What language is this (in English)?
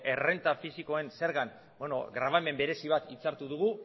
Basque